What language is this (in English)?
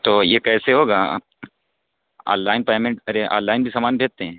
Urdu